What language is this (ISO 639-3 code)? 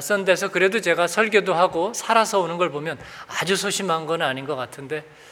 kor